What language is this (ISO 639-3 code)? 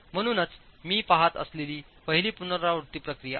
mar